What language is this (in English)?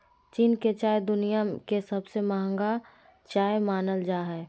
Magahi